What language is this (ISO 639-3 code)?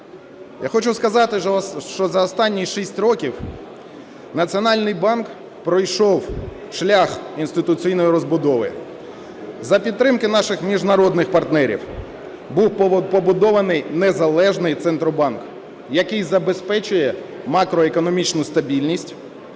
ukr